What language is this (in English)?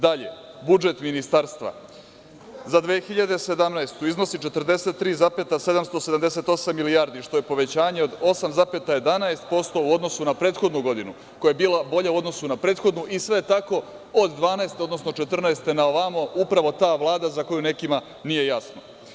Serbian